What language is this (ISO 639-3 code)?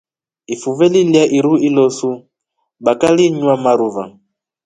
rof